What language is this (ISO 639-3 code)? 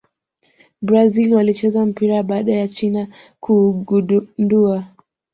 swa